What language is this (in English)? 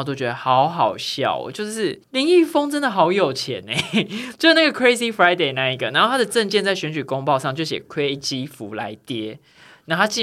Chinese